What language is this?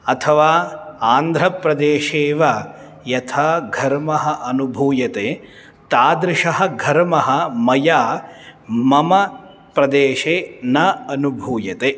Sanskrit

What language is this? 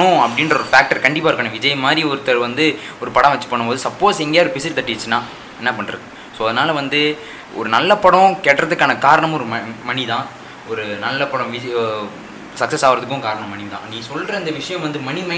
Tamil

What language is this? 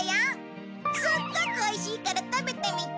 Japanese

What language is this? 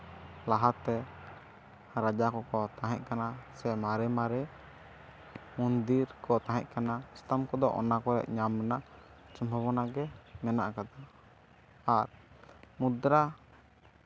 Santali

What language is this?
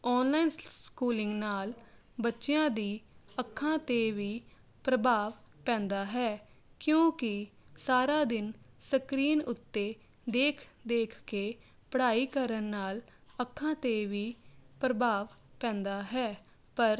Punjabi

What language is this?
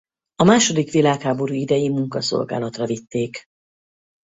Hungarian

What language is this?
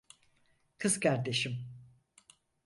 Turkish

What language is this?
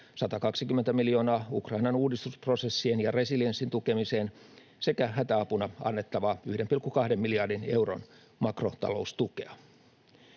Finnish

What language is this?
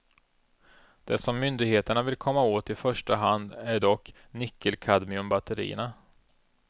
Swedish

